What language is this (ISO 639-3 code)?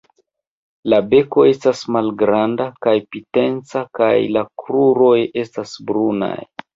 epo